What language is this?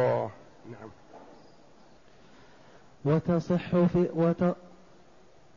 Arabic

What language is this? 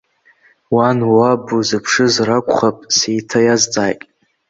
Abkhazian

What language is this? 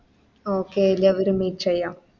Malayalam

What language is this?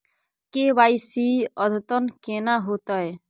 Maithili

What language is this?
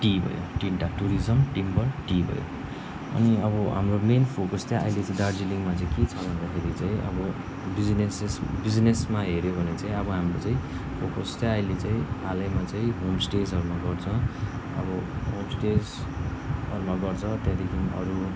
Nepali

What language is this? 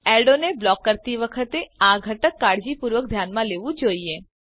Gujarati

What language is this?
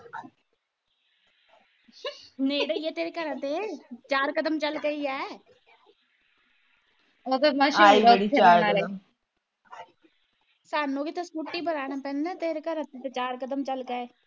Punjabi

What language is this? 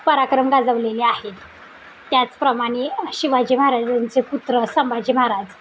Marathi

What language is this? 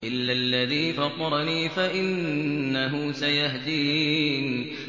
Arabic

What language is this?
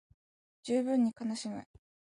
Japanese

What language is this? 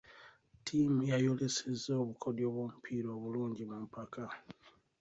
Ganda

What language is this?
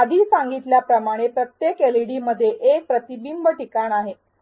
Marathi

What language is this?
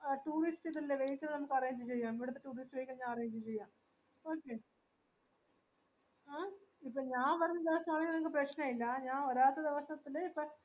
Malayalam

